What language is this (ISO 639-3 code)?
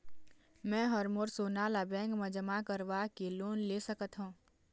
hne